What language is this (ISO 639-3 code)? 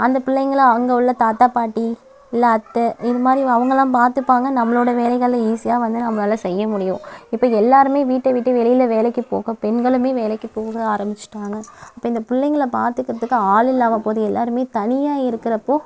tam